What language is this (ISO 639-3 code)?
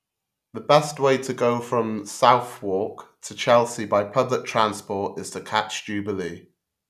eng